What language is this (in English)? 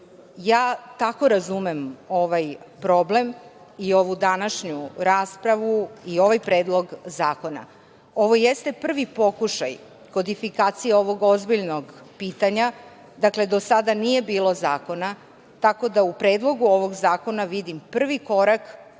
Serbian